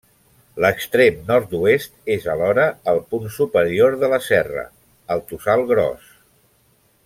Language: Catalan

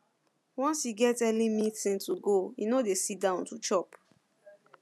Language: Nigerian Pidgin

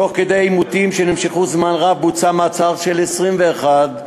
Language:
Hebrew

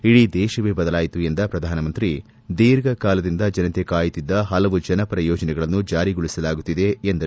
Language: Kannada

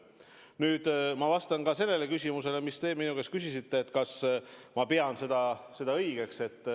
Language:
Estonian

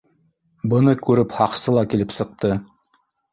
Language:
Bashkir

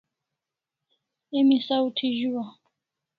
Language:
Kalasha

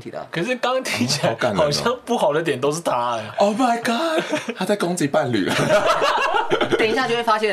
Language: Chinese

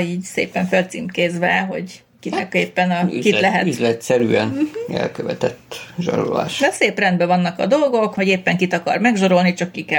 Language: Hungarian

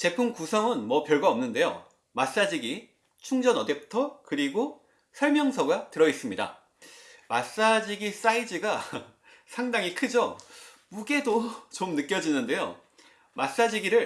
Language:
Korean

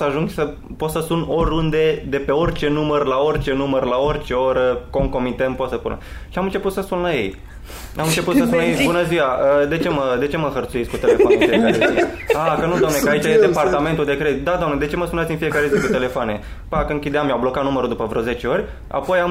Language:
Romanian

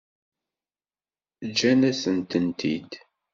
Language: Kabyle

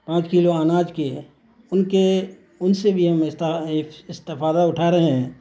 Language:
Urdu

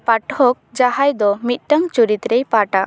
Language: Santali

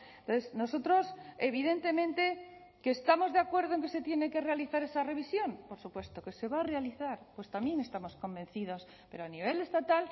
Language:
Spanish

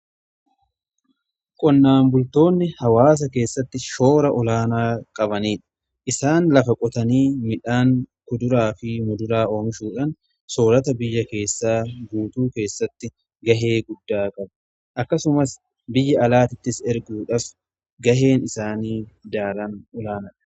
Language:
Oromo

